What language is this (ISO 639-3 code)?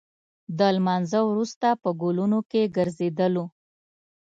pus